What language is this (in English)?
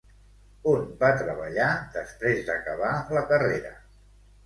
Catalan